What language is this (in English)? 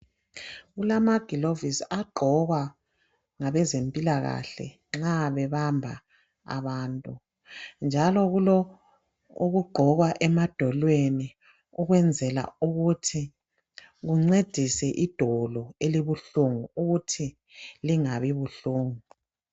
North Ndebele